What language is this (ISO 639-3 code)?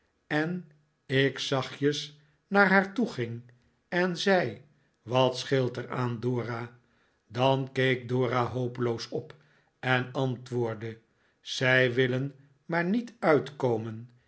nld